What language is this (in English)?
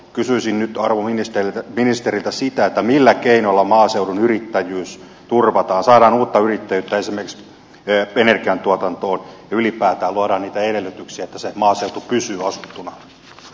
Finnish